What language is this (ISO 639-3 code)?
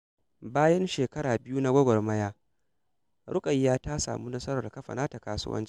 hau